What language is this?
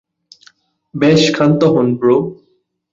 Bangla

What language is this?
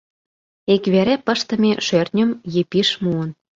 Mari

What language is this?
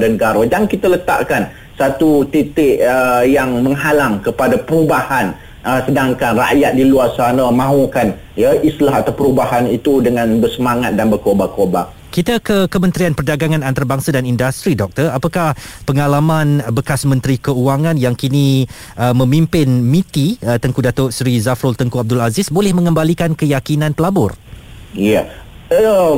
Malay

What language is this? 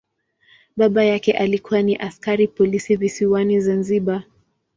Swahili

